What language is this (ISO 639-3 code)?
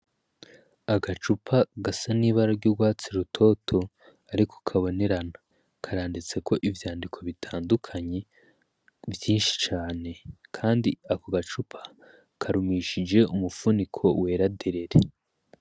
run